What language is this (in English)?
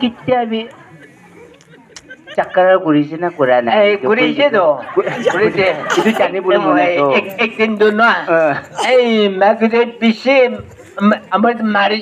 Arabic